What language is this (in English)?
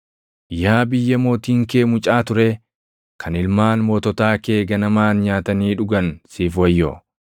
Oromo